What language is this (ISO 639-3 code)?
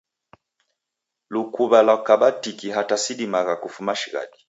dav